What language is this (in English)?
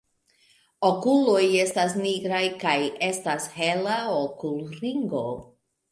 Esperanto